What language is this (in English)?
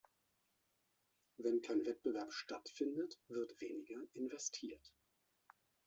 German